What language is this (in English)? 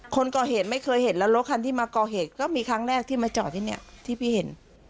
Thai